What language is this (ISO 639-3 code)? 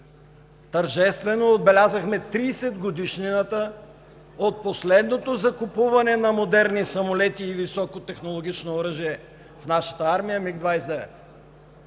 bul